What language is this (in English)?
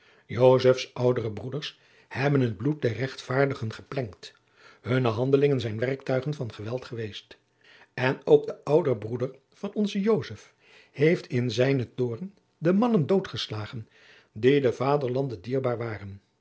Dutch